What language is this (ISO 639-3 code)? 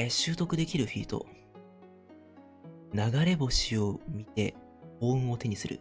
jpn